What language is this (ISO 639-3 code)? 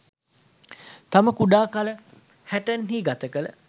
sin